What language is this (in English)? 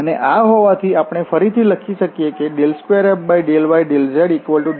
Gujarati